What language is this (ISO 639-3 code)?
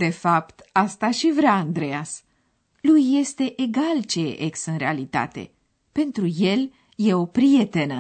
ron